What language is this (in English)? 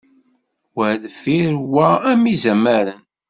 Kabyle